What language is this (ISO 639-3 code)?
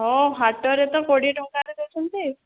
ori